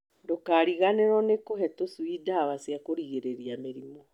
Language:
Kikuyu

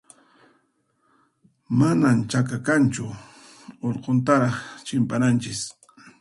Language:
Puno Quechua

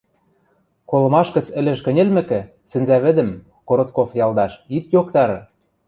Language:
Western Mari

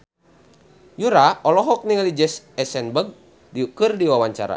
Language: Sundanese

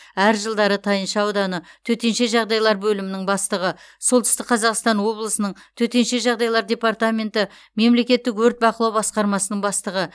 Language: Kazakh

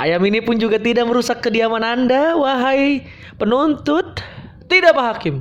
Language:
Indonesian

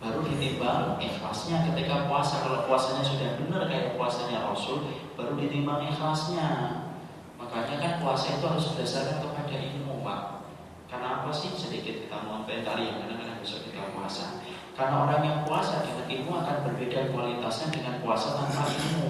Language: Indonesian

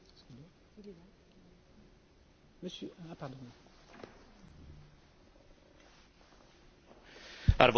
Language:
Finnish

